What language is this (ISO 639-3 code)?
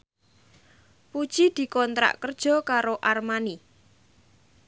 jav